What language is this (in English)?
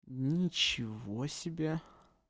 Russian